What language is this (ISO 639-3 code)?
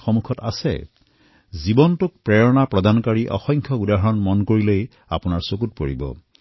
asm